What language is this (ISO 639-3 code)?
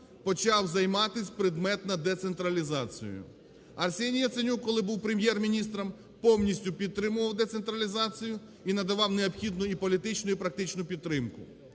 ukr